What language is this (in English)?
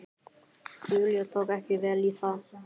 Icelandic